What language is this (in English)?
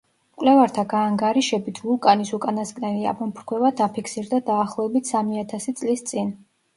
Georgian